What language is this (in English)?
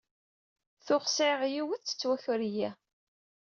Kabyle